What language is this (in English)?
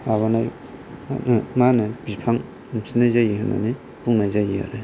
Bodo